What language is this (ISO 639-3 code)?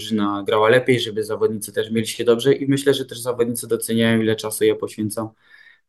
pol